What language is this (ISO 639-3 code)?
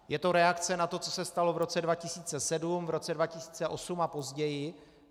ces